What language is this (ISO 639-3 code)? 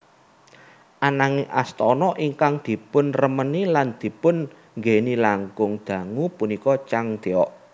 jav